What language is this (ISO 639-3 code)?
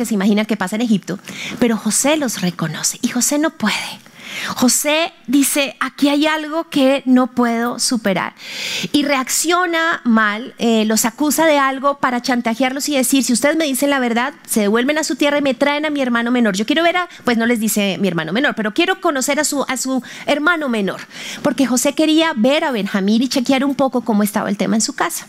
spa